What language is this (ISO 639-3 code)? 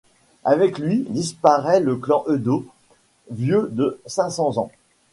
fra